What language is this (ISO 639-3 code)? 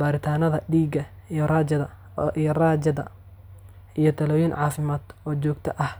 som